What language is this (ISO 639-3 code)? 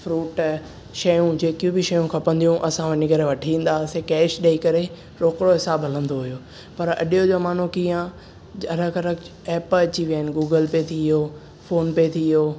snd